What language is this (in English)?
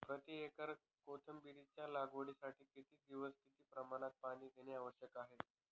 Marathi